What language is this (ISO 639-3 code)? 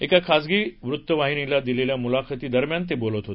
mar